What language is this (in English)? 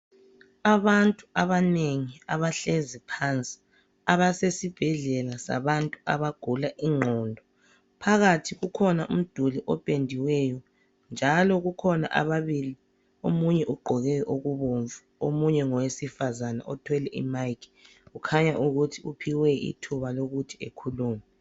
North Ndebele